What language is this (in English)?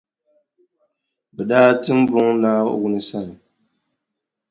Dagbani